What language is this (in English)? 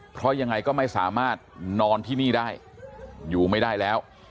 Thai